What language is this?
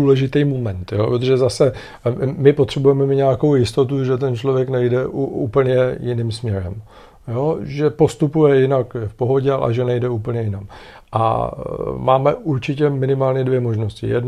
Czech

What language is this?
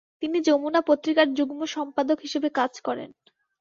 Bangla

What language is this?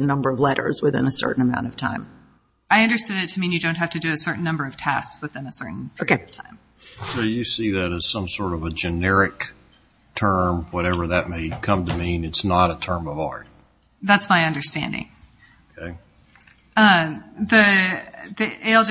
English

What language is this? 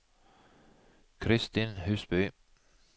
Norwegian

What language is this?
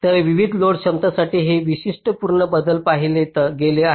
Marathi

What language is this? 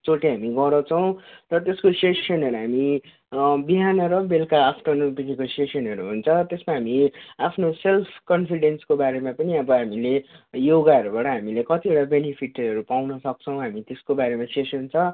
Nepali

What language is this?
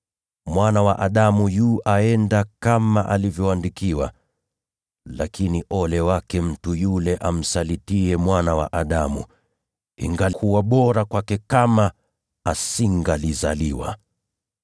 Swahili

